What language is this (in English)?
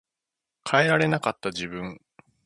Japanese